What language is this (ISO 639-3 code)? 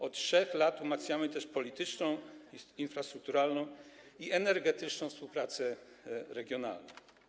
pol